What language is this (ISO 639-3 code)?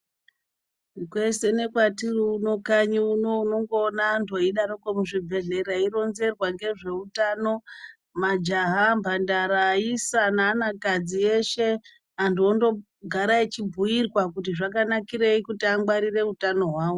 ndc